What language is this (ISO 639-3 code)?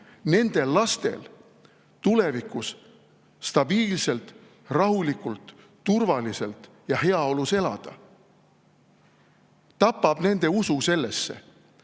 est